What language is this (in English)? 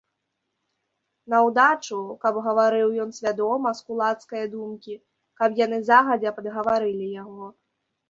Belarusian